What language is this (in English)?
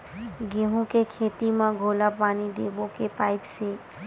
Chhattisgarhi